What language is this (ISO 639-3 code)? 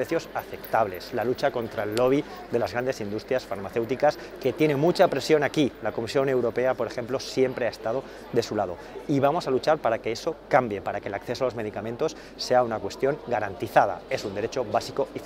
spa